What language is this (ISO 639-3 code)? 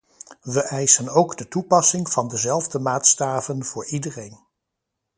nld